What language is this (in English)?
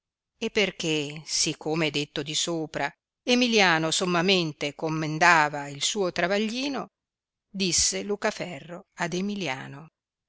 Italian